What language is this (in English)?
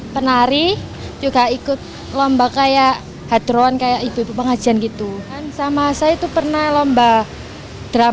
Indonesian